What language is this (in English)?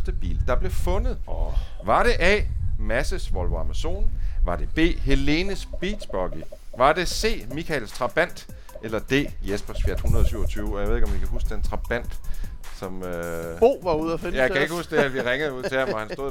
Danish